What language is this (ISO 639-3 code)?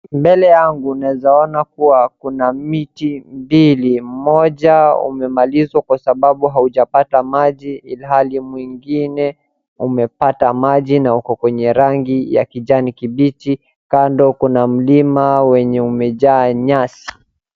swa